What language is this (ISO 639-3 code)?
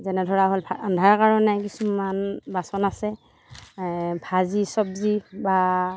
asm